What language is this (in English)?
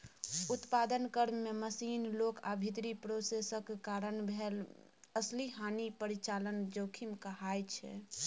Maithili